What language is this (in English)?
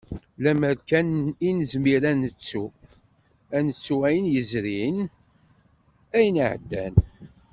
Kabyle